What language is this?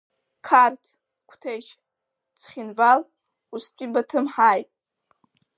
Abkhazian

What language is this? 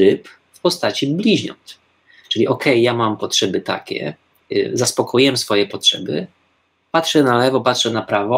Polish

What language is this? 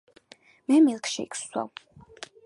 Georgian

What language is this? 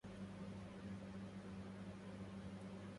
Arabic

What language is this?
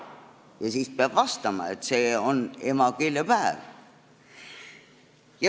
Estonian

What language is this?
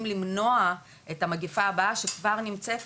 Hebrew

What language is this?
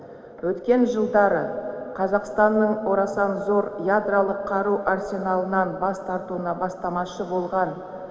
Kazakh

